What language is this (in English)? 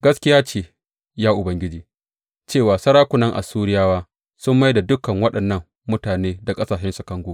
Hausa